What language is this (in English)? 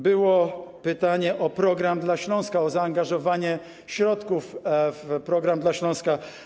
Polish